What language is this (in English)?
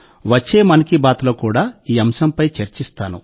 Telugu